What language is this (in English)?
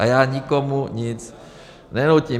Czech